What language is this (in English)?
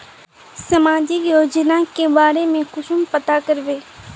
Magahi